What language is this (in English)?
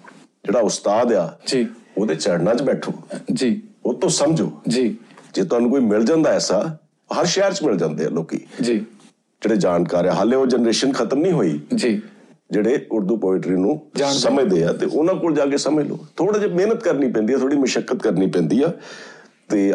Punjabi